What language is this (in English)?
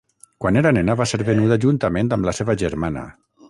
Catalan